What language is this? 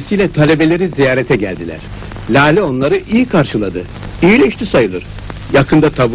Turkish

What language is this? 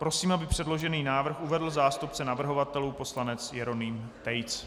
Czech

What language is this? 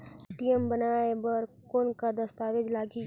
Chhattisgarhi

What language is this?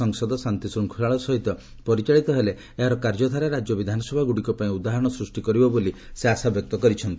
Odia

